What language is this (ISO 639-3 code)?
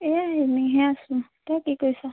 asm